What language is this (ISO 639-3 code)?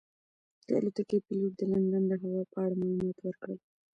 pus